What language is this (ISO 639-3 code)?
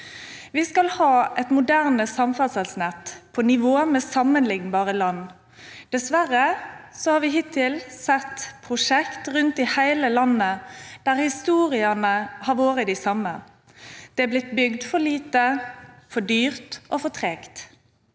nor